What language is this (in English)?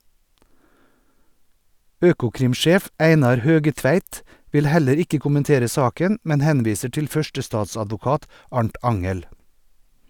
Norwegian